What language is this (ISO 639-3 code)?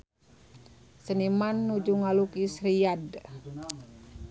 sun